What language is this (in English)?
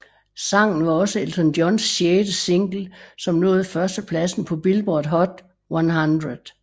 Danish